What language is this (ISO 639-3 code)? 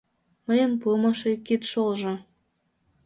chm